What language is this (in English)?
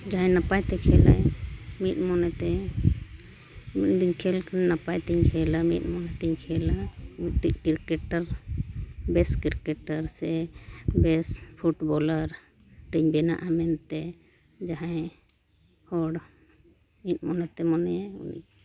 Santali